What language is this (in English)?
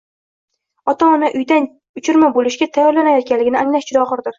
Uzbek